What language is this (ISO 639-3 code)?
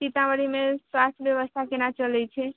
mai